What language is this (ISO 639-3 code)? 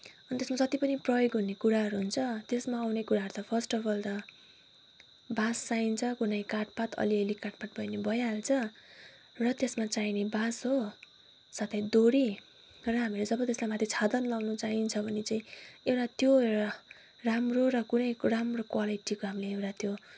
nep